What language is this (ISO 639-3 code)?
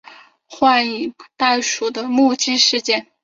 zho